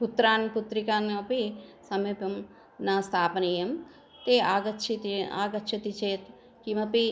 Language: Sanskrit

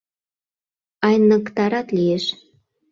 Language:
Mari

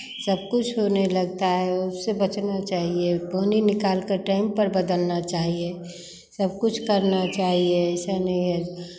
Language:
Hindi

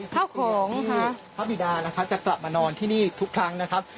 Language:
Thai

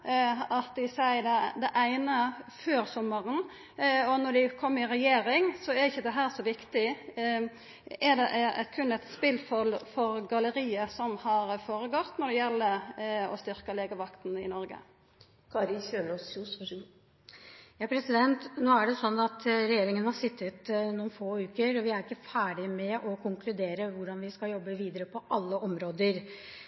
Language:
Norwegian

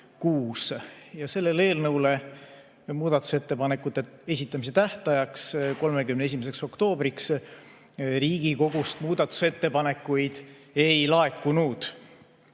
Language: Estonian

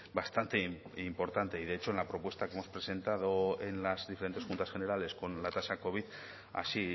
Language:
Spanish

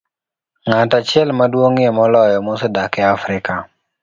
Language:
Luo (Kenya and Tanzania)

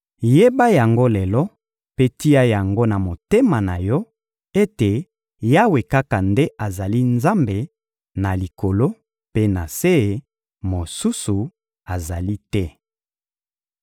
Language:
Lingala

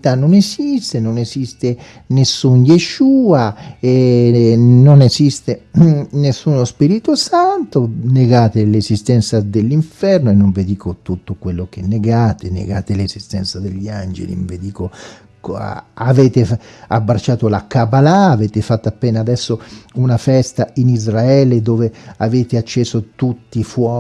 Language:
Italian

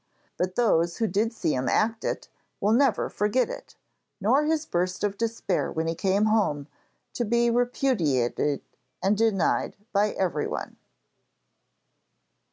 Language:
English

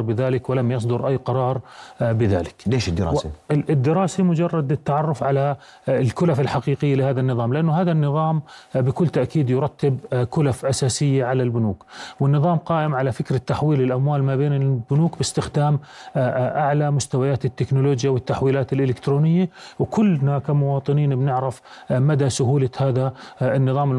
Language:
Arabic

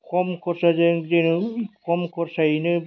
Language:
Bodo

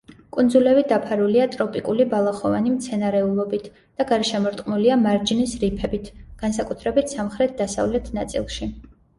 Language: Georgian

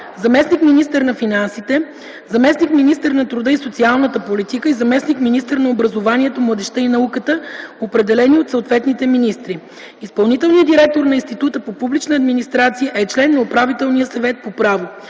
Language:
Bulgarian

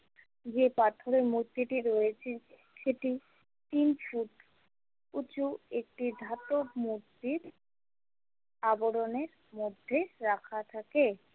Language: Bangla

